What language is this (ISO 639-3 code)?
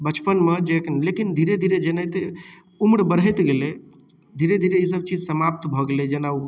mai